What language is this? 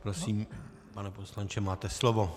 Czech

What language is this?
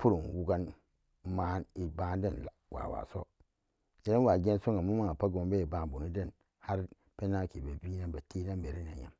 Samba Daka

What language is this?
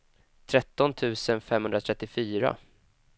Swedish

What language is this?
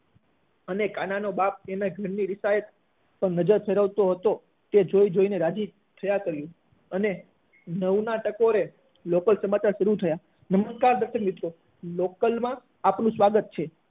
Gujarati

